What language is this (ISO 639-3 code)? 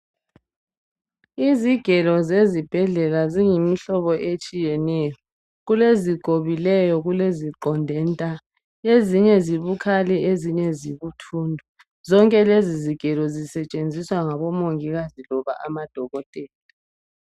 nde